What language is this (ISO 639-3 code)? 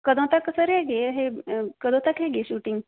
pan